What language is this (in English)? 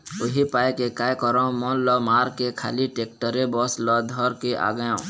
Chhattisgarhi